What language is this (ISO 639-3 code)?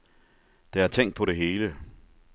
dan